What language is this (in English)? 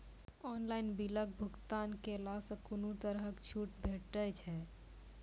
Maithili